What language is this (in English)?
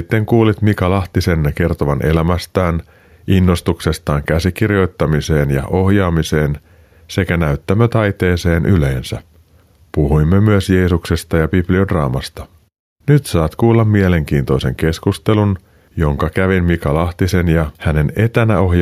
Finnish